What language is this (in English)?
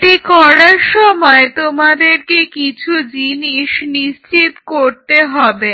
Bangla